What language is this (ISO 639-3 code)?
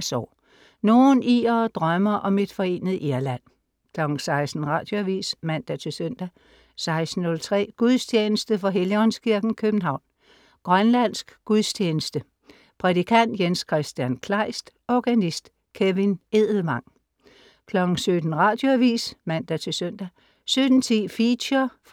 dan